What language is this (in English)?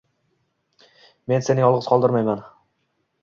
Uzbek